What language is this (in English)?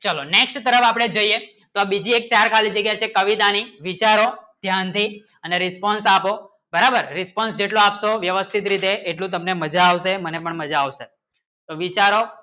Gujarati